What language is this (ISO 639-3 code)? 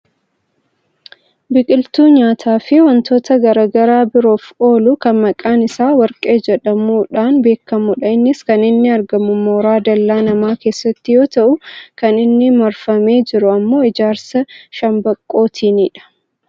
orm